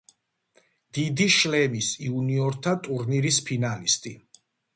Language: Georgian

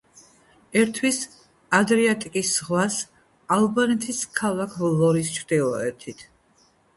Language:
Georgian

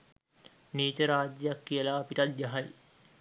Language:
Sinhala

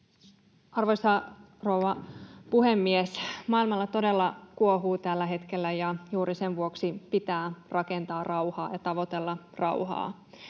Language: Finnish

